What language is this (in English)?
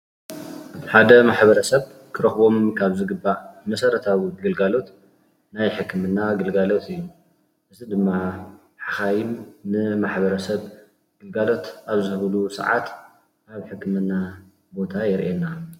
Tigrinya